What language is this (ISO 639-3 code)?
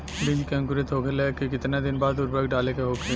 bho